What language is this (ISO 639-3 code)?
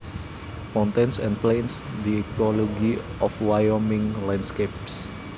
jav